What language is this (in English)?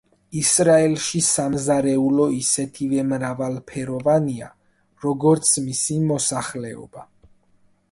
Georgian